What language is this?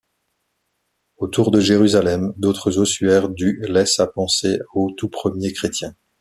French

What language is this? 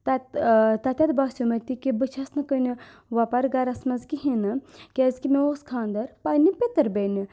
Kashmiri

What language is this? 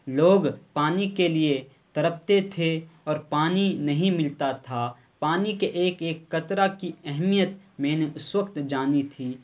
Urdu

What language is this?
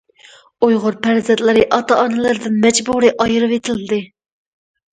Uyghur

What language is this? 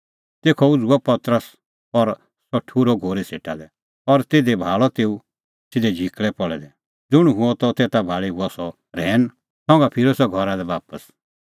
Kullu Pahari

